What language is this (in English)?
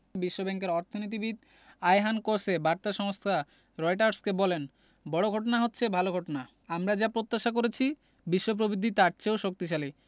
Bangla